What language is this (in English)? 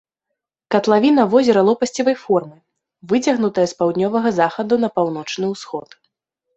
Belarusian